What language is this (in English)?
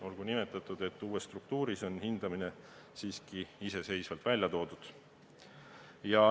Estonian